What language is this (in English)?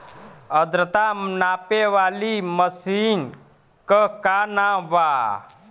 Bhojpuri